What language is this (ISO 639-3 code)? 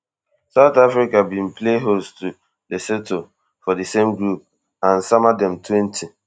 pcm